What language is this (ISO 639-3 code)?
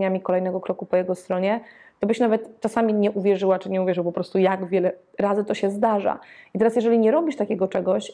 pol